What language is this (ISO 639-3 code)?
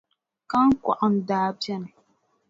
dag